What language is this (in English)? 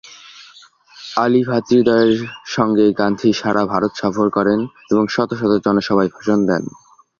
Bangla